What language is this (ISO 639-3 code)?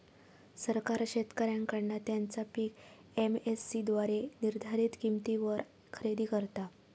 mar